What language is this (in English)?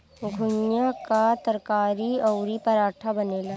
Bhojpuri